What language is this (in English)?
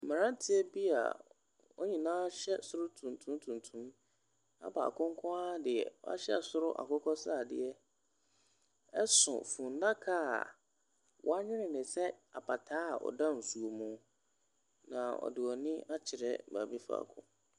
Akan